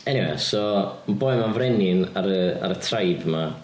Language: Welsh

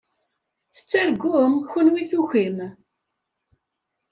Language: Kabyle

